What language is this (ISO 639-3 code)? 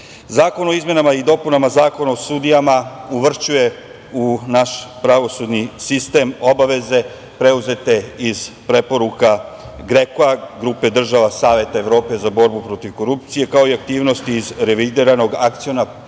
srp